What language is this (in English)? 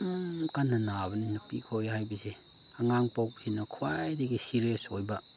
Manipuri